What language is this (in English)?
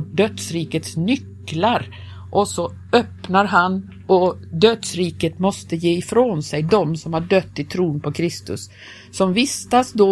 Swedish